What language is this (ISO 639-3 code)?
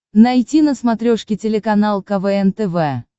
rus